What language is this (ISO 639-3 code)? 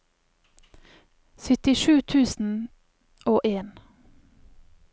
nor